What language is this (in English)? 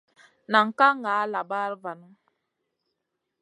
Masana